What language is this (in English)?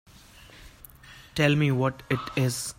English